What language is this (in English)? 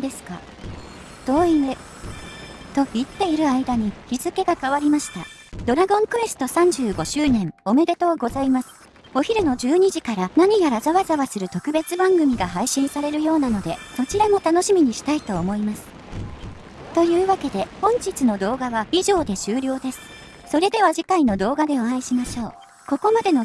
Japanese